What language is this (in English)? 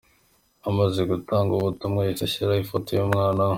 Kinyarwanda